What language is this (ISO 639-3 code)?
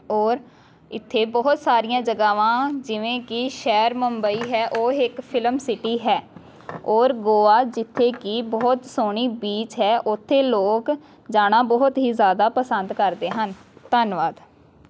pan